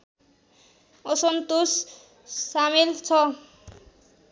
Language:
Nepali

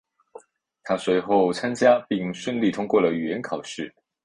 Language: Chinese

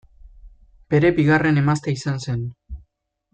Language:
Basque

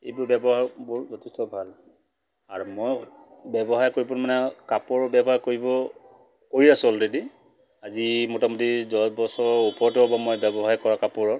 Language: Assamese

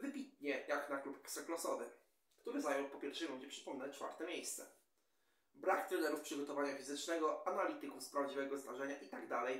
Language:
Polish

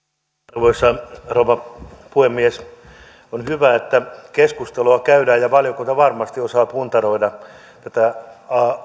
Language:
Finnish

